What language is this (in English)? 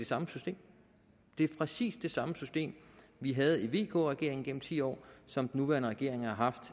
Danish